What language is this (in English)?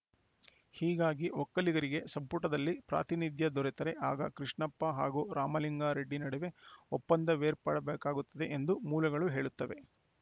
Kannada